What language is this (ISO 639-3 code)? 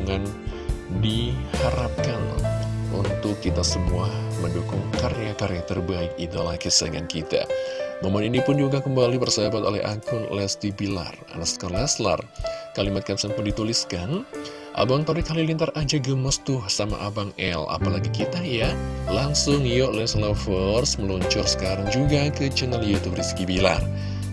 ind